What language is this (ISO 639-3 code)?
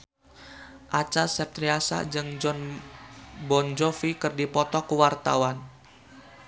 sun